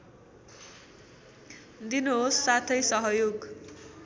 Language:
Nepali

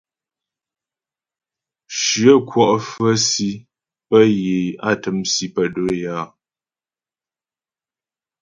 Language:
Ghomala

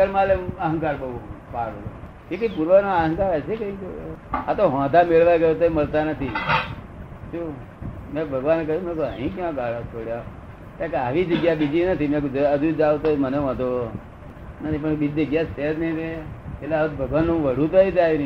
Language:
Gujarati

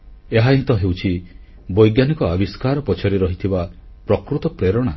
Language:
Odia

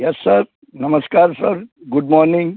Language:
Gujarati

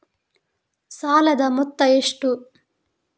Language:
Kannada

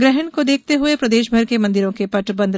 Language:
Hindi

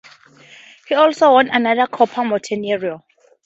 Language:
English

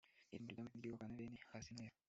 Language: Kinyarwanda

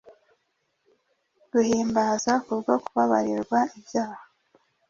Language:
Kinyarwanda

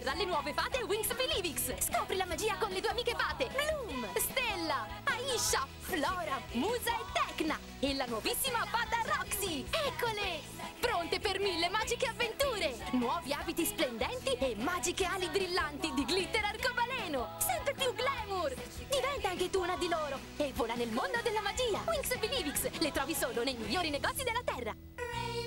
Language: Italian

